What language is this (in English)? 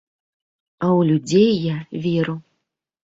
Belarusian